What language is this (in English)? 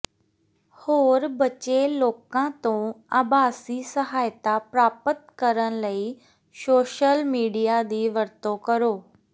Punjabi